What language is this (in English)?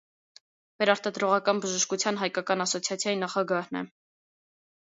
Armenian